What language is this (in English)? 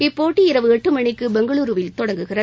Tamil